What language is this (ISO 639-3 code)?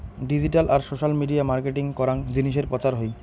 ben